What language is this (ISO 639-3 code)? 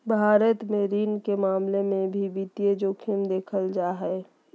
mag